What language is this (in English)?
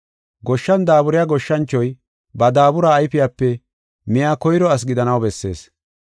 Gofa